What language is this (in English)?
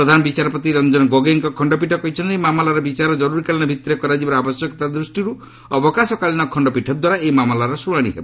Odia